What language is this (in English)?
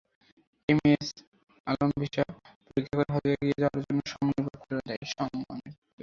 Bangla